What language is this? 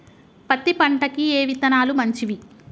Telugu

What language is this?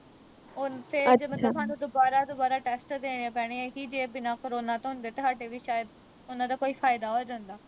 Punjabi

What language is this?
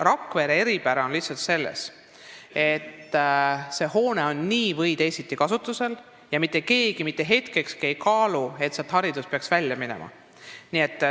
Estonian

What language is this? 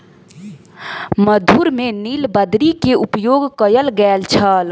Maithili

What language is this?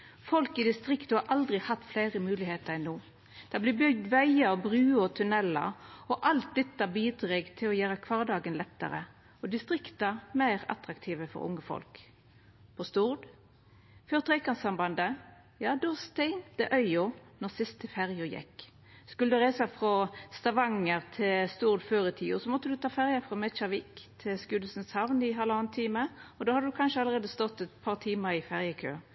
Norwegian Nynorsk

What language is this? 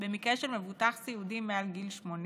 Hebrew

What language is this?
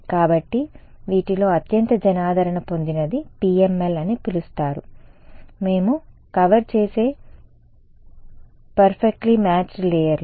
Telugu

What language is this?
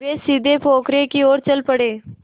Hindi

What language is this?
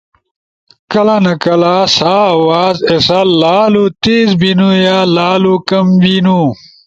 Ushojo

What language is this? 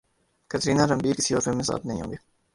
Urdu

